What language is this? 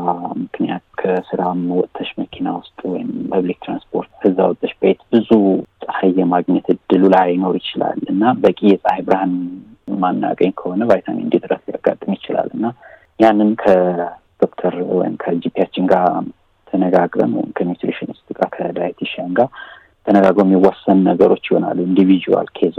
Amharic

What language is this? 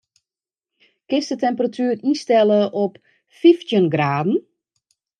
Western Frisian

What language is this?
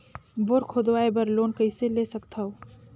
Chhattisgarhi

